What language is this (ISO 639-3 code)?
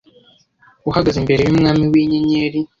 kin